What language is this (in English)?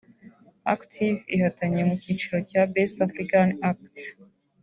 Kinyarwanda